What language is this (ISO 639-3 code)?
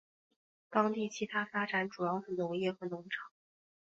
zho